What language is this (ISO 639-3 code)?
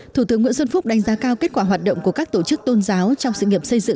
vie